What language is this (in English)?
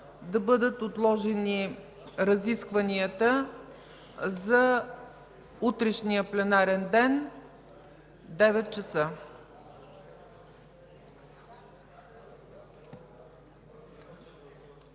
Bulgarian